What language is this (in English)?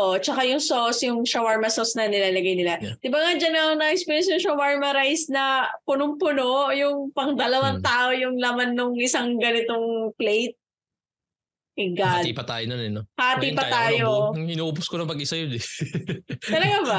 Filipino